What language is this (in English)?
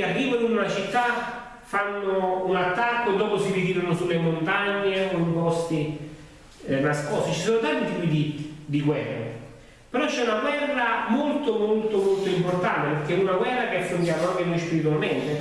Italian